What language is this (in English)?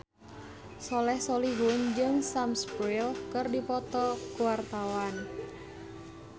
Sundanese